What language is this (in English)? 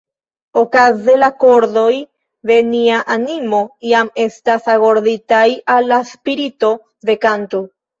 Esperanto